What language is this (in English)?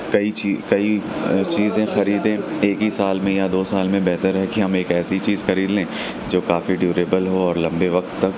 Urdu